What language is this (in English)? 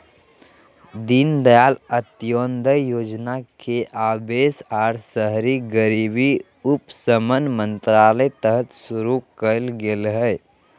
Magahi